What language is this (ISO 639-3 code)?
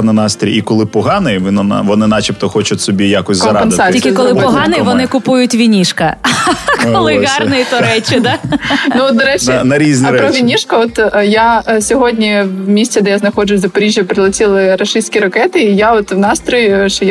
ukr